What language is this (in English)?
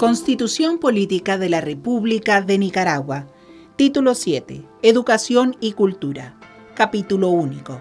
Spanish